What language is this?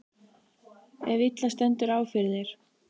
Icelandic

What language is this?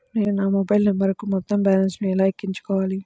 Telugu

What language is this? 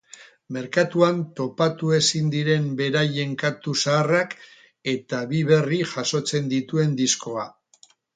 Basque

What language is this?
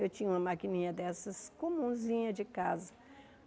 Portuguese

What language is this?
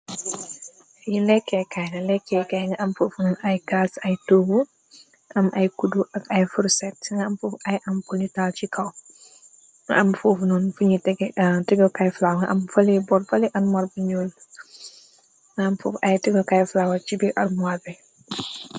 Wolof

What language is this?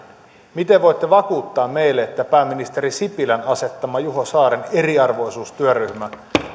Finnish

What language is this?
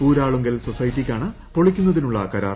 Malayalam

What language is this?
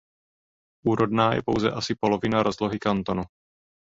Czech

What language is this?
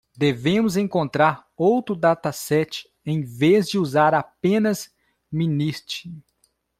Portuguese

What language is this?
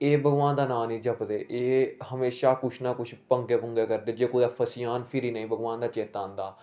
Dogri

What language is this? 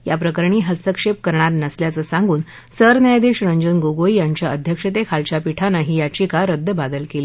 Marathi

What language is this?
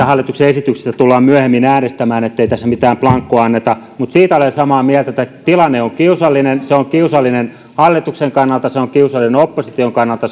Finnish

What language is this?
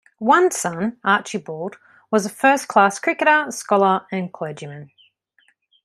English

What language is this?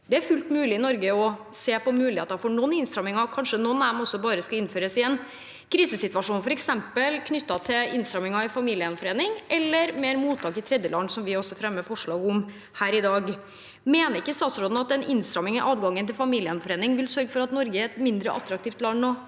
Norwegian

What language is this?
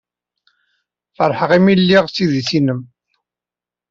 Kabyle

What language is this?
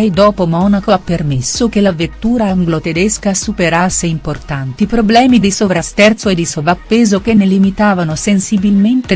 Italian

